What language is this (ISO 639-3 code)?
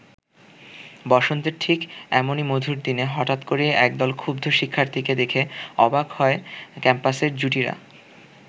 ben